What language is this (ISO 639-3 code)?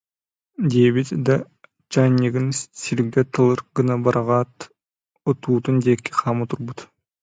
sah